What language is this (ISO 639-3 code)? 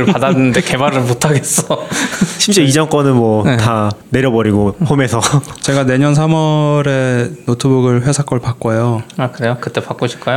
kor